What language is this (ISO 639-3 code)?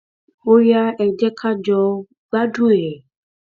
yor